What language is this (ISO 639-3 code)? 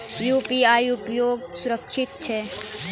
mai